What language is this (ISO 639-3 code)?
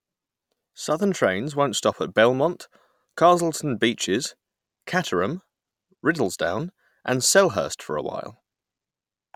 eng